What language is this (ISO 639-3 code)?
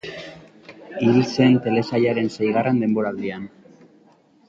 eus